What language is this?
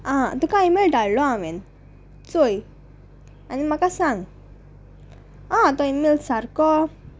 Konkani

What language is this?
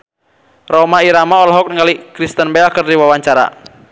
Sundanese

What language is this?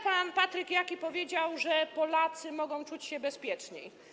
Polish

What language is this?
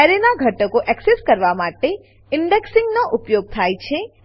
Gujarati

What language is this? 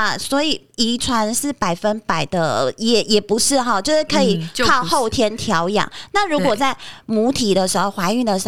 Chinese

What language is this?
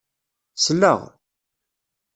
Kabyle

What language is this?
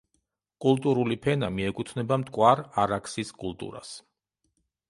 Georgian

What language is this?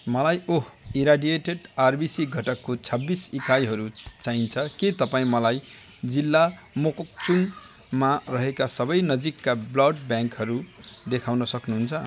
Nepali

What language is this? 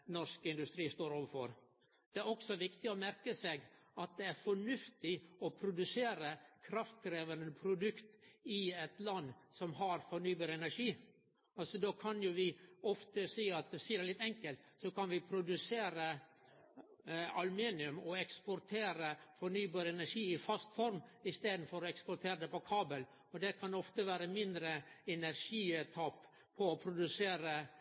Norwegian Nynorsk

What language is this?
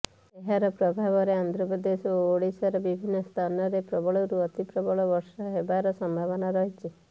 Odia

